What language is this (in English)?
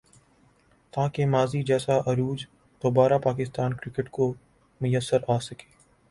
Urdu